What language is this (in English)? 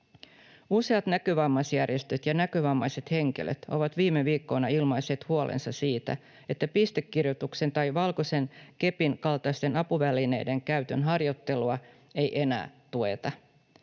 Finnish